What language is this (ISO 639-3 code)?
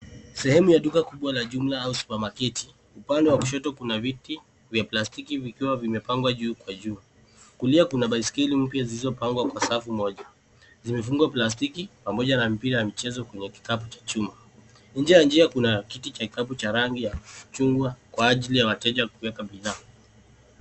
swa